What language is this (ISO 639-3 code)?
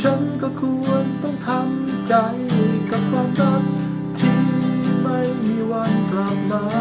tha